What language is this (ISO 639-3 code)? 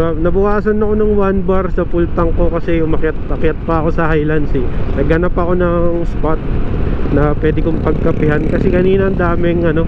fil